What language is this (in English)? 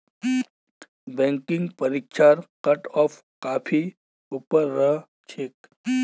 Magahi